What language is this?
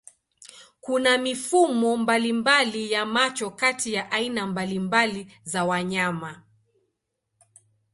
Swahili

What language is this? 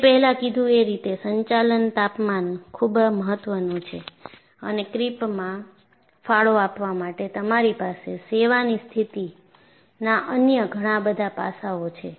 Gujarati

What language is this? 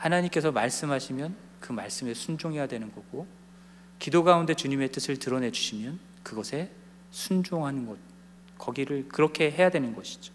Korean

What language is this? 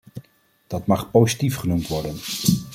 Dutch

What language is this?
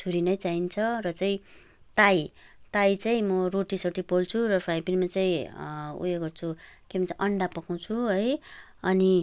Nepali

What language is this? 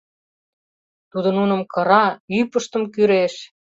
Mari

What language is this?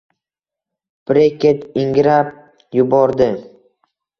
Uzbek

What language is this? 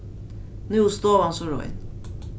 Faroese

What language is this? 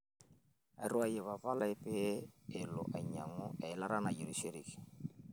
Masai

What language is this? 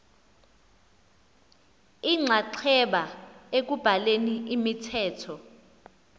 Xhosa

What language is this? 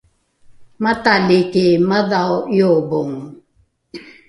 Rukai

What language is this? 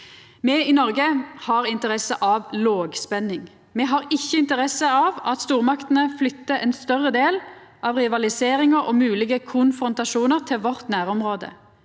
Norwegian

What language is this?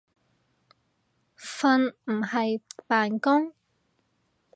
Cantonese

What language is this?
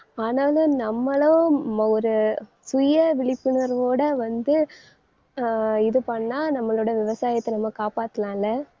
Tamil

